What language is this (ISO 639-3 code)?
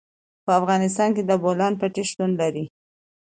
pus